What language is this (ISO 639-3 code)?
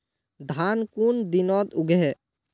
mag